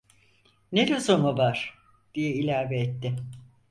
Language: Turkish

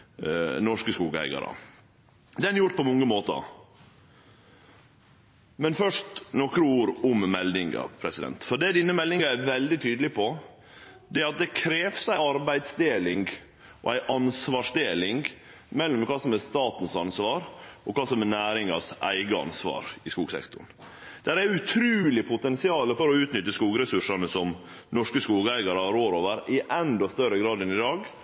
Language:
Norwegian Nynorsk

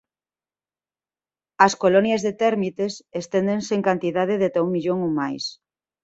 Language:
Galician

